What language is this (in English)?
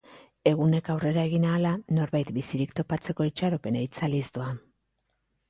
Basque